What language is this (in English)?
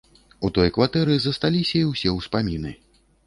Belarusian